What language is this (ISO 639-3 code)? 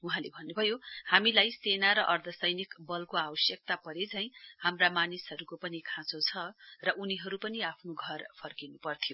nep